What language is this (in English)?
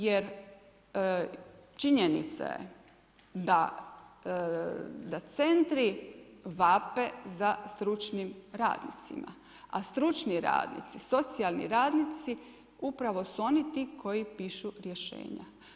Croatian